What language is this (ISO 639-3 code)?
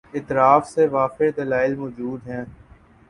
urd